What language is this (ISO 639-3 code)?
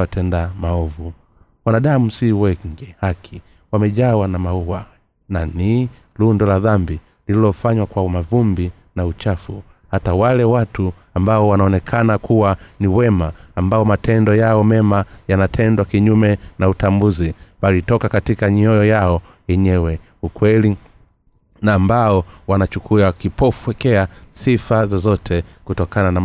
swa